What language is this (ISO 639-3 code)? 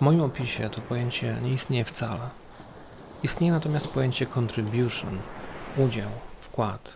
pol